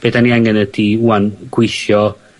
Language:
Welsh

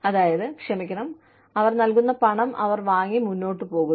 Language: Malayalam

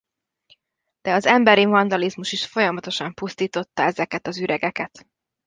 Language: Hungarian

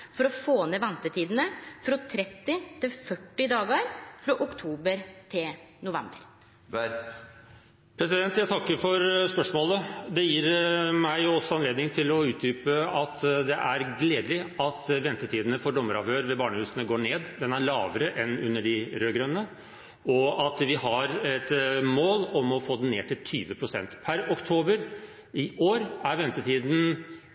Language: Norwegian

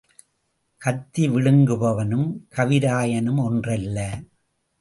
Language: Tamil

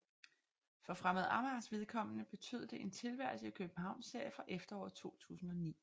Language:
Danish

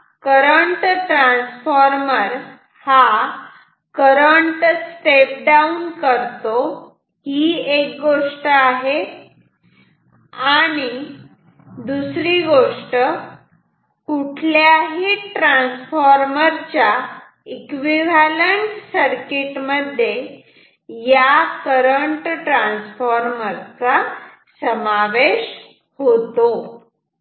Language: Marathi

